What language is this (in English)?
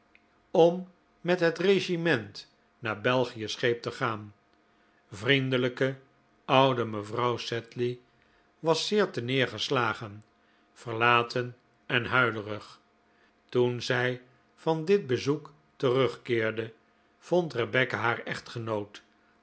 Dutch